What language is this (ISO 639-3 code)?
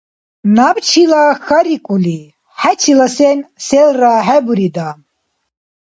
dar